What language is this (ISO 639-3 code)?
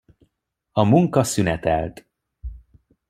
hun